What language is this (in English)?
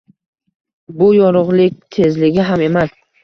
Uzbek